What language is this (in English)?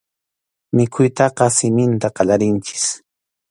Arequipa-La Unión Quechua